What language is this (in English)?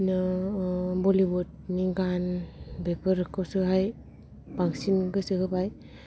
Bodo